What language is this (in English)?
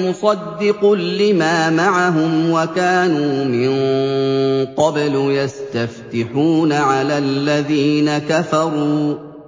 Arabic